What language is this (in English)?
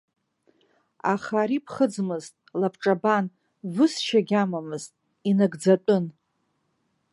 Abkhazian